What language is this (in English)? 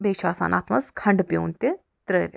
Kashmiri